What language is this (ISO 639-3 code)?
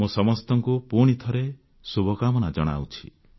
ori